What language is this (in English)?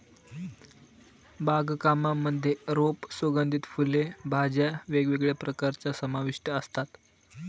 Marathi